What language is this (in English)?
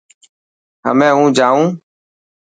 Dhatki